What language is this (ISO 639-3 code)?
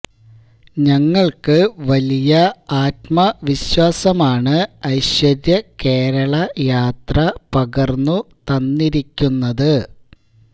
mal